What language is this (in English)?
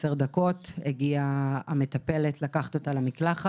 Hebrew